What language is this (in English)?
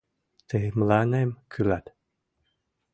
Mari